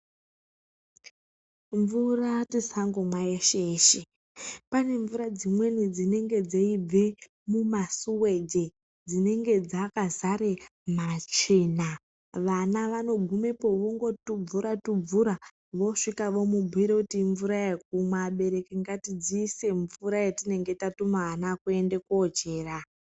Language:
Ndau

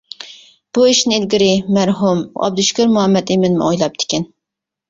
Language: Uyghur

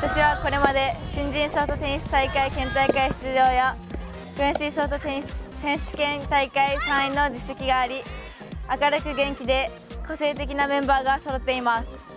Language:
Japanese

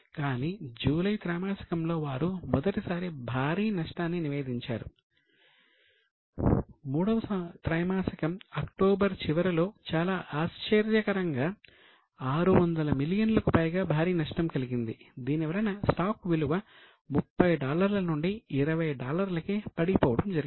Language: Telugu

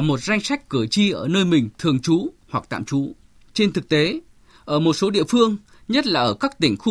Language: Vietnamese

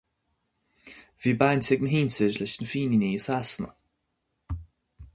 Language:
Irish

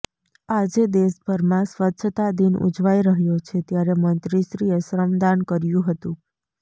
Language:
Gujarati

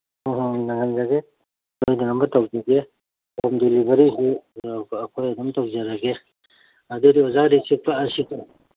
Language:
Manipuri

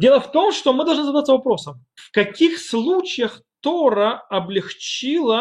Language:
Russian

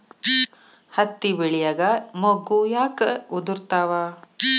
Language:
Kannada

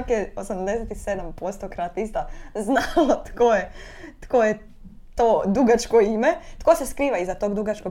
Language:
Croatian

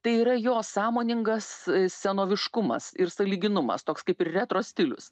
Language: Lithuanian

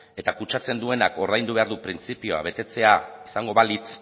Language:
Basque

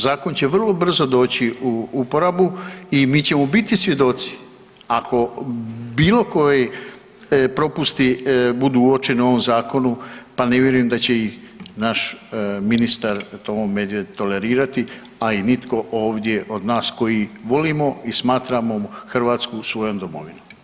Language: Croatian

